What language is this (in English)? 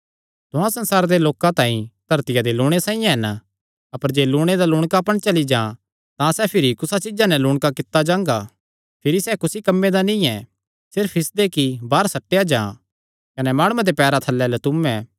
Kangri